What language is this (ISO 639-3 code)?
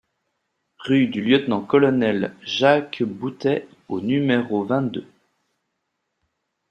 fra